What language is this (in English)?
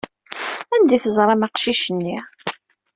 Kabyle